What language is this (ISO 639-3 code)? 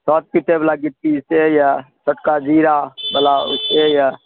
mai